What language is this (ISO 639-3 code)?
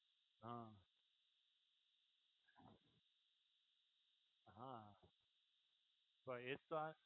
guj